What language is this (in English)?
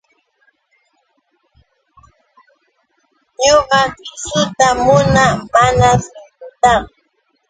Yauyos Quechua